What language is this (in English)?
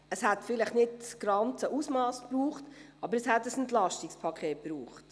Swiss German